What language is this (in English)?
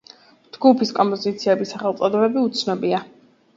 Georgian